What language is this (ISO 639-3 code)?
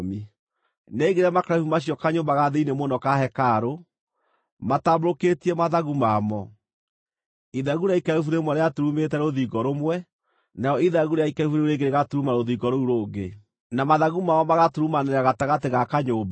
kik